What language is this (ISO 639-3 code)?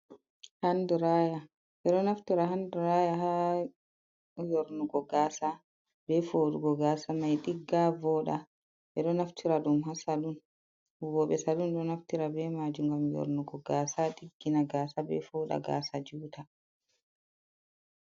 ful